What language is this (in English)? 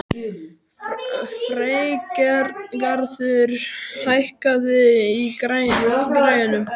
Icelandic